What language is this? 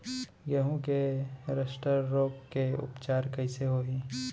Chhattisgarhi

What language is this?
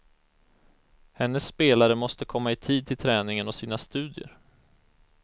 Swedish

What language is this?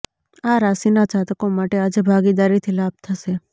Gujarati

